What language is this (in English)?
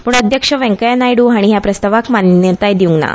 Konkani